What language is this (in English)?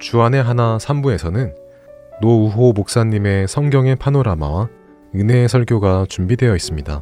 Korean